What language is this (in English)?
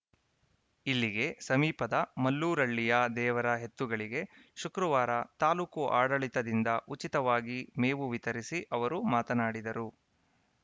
Kannada